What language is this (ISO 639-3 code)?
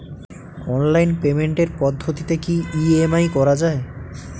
ben